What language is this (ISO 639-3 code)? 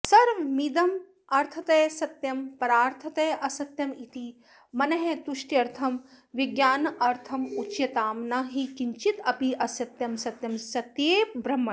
san